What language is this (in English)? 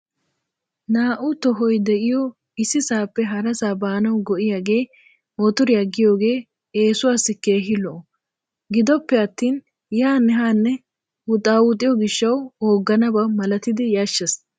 Wolaytta